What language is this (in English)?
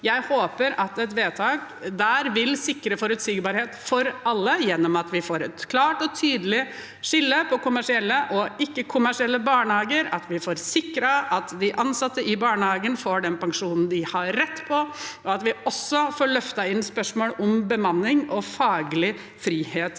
Norwegian